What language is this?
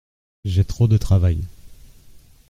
French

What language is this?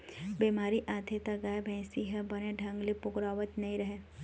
Chhattisgarhi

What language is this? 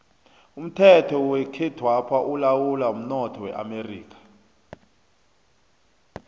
South Ndebele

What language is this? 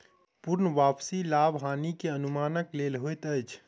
Maithili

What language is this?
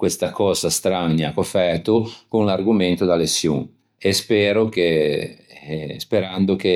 Ligurian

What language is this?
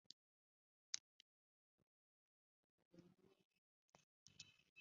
Saraiki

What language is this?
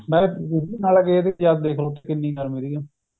Punjabi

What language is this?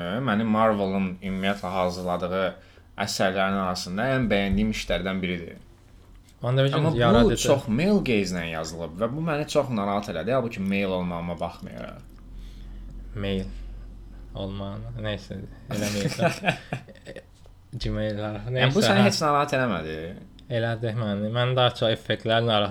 Turkish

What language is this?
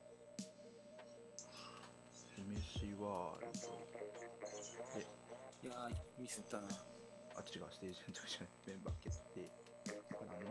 Japanese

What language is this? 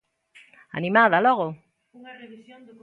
Galician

